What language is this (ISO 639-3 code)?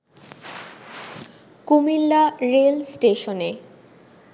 ben